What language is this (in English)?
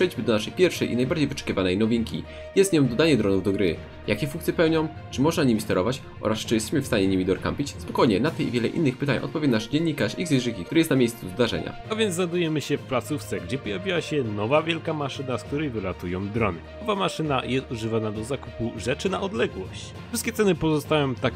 Polish